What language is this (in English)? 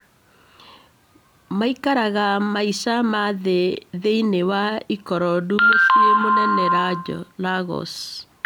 Kikuyu